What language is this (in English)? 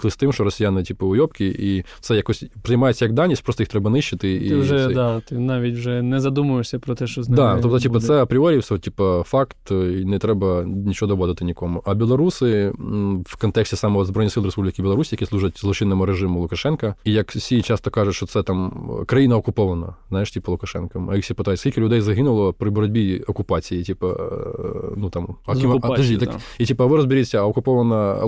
Ukrainian